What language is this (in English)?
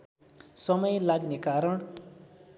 Nepali